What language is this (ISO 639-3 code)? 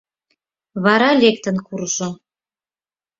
chm